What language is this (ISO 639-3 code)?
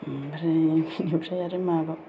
brx